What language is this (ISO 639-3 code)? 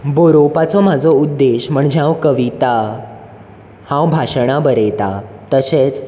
kok